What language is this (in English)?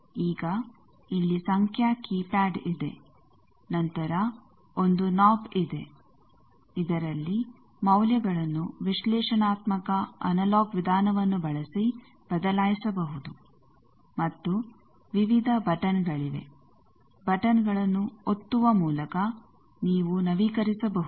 Kannada